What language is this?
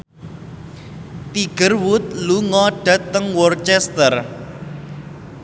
Javanese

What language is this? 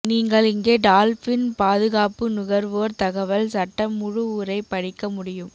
Tamil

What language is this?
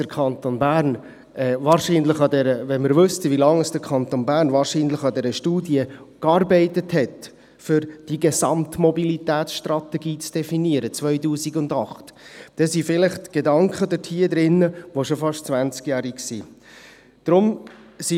Swiss German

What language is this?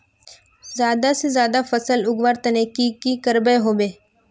Magahi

